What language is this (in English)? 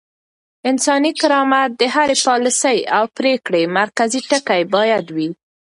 Pashto